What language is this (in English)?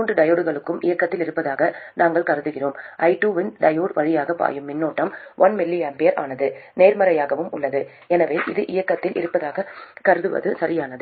Tamil